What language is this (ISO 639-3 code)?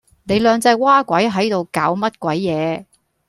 yue